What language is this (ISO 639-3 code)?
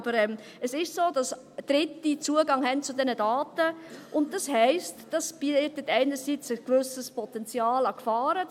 gsw